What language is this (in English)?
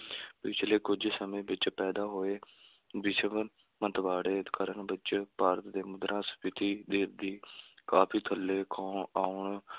Punjabi